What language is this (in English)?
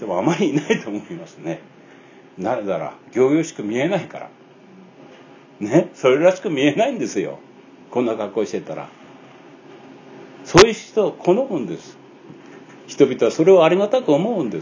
Japanese